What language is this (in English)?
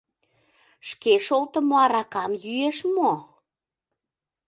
Mari